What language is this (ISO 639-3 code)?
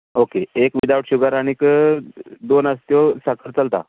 kok